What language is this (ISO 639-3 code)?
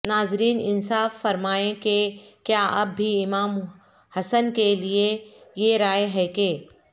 urd